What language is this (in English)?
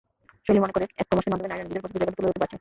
Bangla